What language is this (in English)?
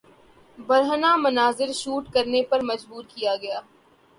Urdu